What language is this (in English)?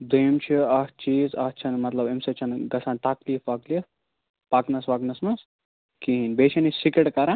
Kashmiri